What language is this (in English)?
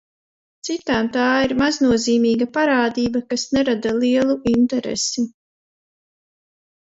Latvian